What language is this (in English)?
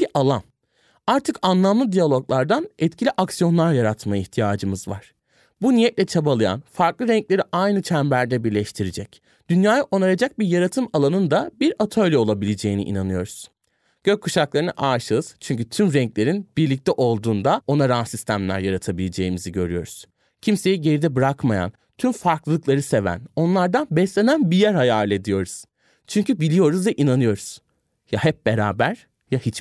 Turkish